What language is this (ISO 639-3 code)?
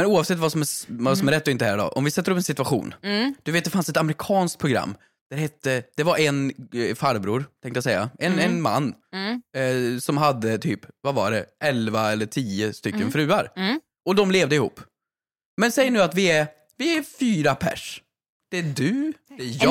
swe